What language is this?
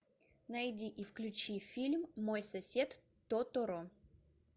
Russian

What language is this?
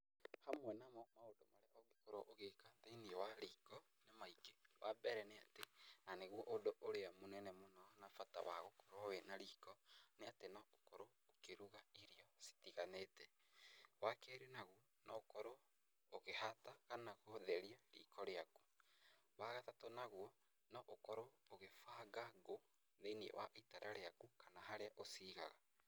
Kikuyu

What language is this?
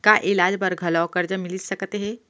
Chhattisgarhi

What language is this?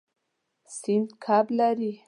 Pashto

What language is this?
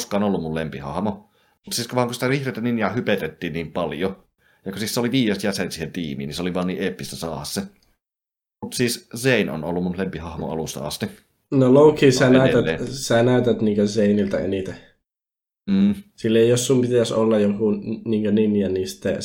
Finnish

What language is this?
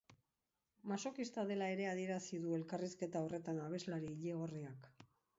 Basque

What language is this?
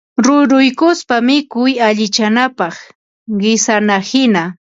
Ambo-Pasco Quechua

